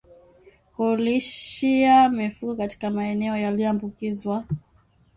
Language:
Swahili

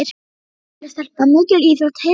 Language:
Icelandic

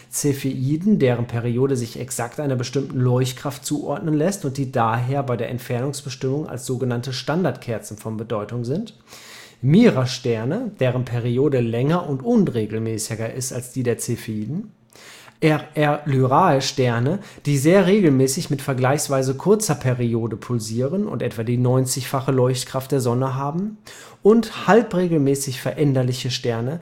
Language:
German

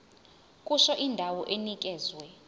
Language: Zulu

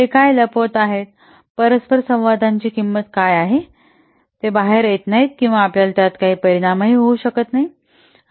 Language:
Marathi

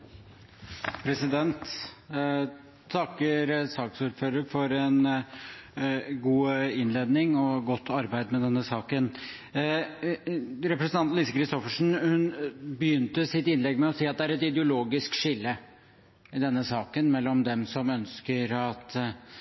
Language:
Norwegian Bokmål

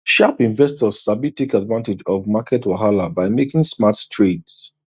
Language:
Nigerian Pidgin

